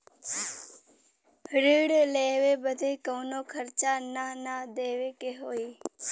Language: Bhojpuri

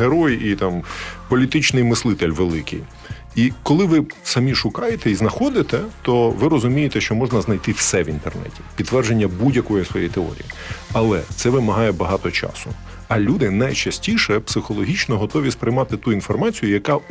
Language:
Ukrainian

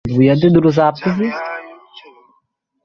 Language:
Bangla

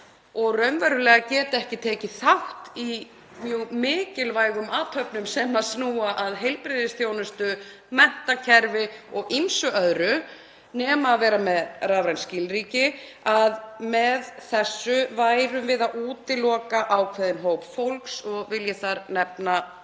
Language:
Icelandic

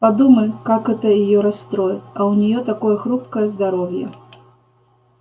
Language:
Russian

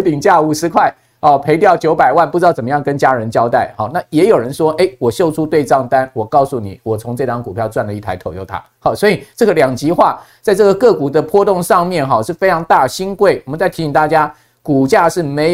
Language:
Chinese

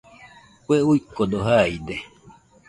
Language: Nüpode Huitoto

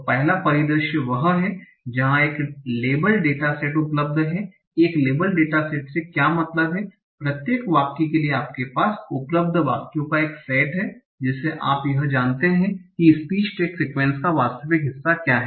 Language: Hindi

